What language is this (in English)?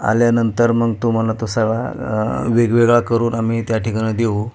Marathi